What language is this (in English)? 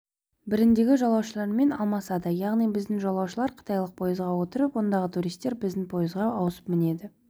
Kazakh